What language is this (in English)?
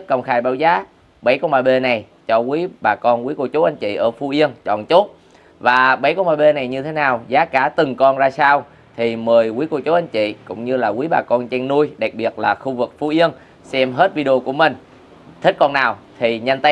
Vietnamese